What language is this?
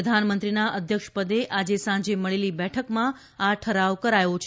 Gujarati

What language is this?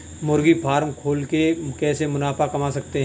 Hindi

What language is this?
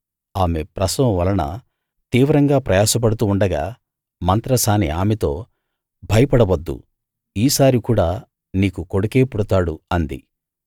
Telugu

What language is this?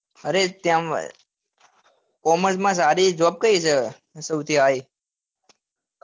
Gujarati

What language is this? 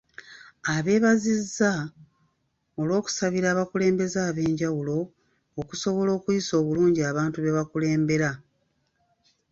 Ganda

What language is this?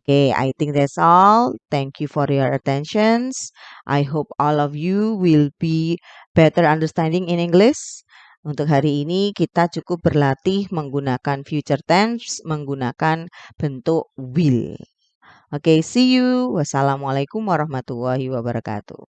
Indonesian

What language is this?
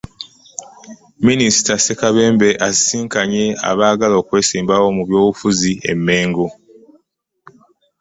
Ganda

